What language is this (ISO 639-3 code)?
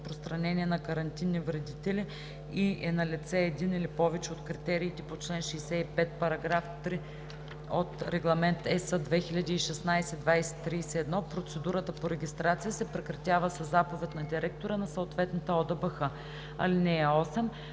bul